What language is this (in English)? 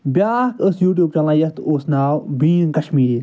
Kashmiri